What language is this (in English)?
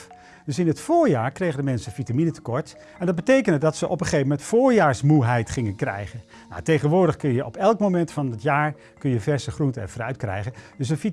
Dutch